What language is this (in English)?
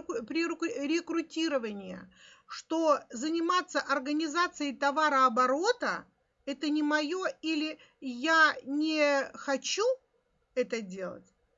Russian